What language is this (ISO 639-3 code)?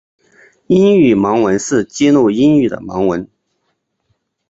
zho